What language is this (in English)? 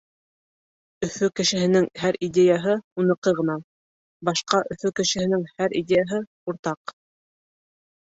Bashkir